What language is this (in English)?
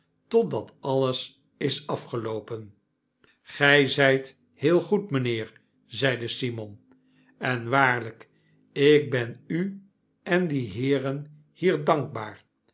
Dutch